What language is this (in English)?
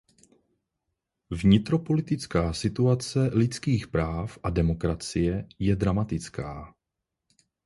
Czech